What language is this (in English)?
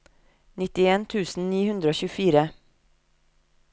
Norwegian